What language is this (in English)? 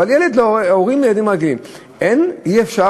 Hebrew